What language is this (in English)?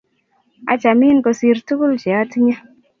Kalenjin